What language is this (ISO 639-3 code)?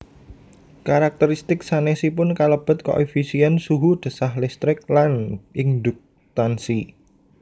jav